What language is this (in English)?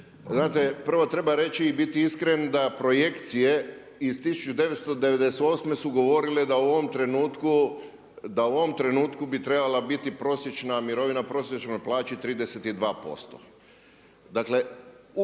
Croatian